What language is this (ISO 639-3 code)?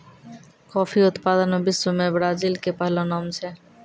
mai